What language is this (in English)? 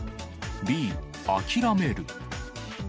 Japanese